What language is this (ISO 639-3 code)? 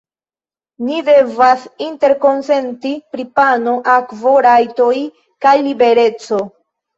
epo